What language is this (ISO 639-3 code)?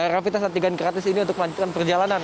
ind